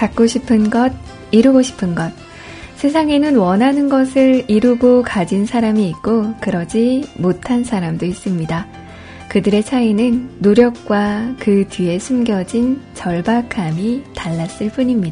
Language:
Korean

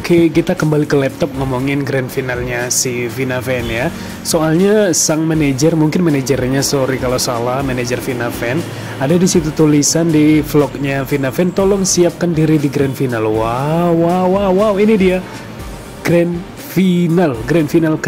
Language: Indonesian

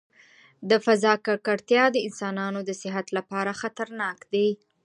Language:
Pashto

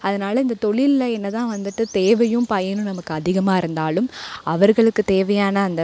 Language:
Tamil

